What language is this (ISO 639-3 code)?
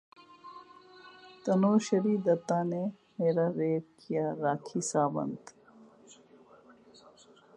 urd